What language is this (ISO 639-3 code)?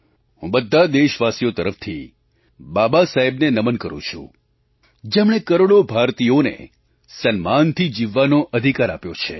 guj